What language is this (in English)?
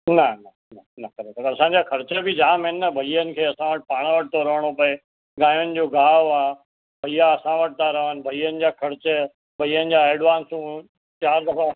Sindhi